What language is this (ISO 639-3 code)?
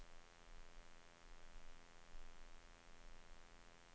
swe